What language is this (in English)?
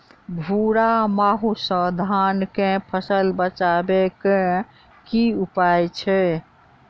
Maithili